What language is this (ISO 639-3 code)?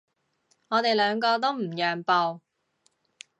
yue